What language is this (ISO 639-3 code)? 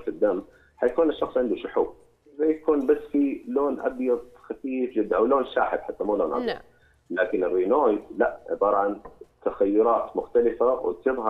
ara